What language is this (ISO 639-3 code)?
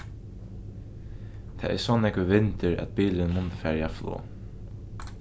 fao